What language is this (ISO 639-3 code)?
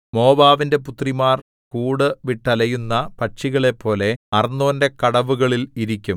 mal